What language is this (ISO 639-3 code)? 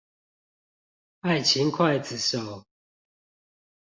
zho